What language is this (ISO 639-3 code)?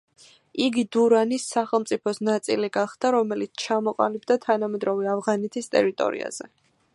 kat